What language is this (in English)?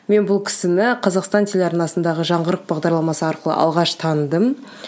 Kazakh